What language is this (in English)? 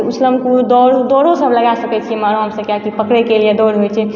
Maithili